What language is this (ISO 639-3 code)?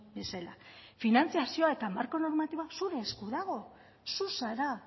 eus